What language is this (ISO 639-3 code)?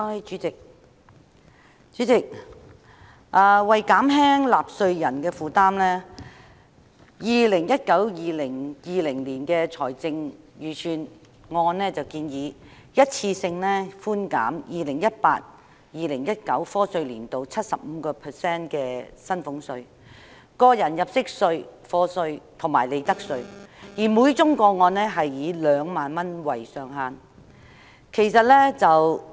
yue